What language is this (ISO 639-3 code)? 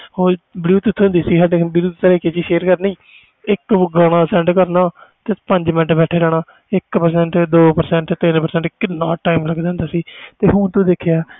pan